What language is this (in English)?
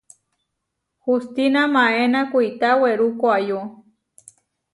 Huarijio